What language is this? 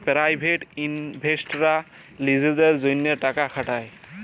Bangla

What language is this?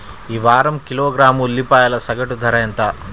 Telugu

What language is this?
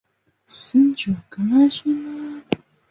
Chinese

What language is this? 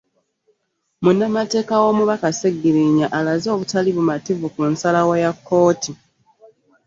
Ganda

